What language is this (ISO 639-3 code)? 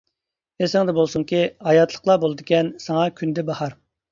uig